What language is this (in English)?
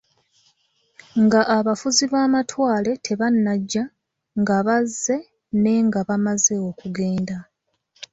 Ganda